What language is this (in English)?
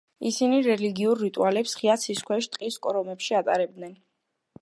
Georgian